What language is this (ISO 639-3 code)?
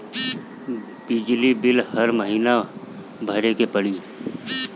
bho